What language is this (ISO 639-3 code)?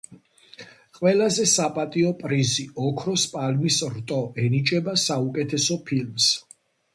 kat